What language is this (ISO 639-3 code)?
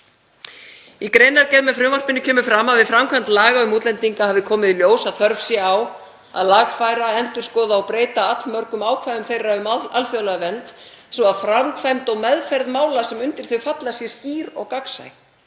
isl